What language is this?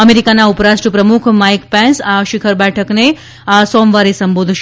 Gujarati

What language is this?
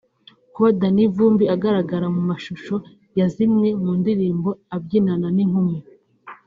Kinyarwanda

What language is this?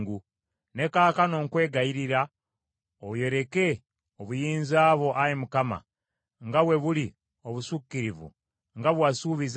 Ganda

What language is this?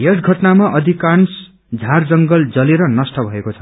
Nepali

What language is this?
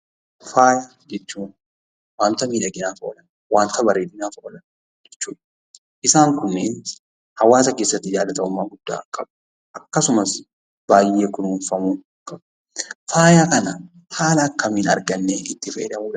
Oromo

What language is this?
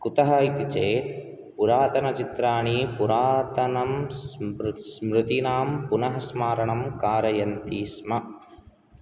Sanskrit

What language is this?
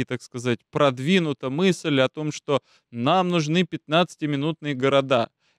Russian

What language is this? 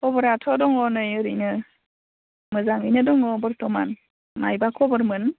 Bodo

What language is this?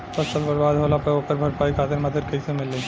Bhojpuri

